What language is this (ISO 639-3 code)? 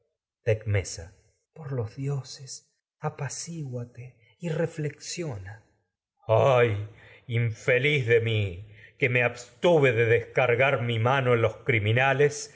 spa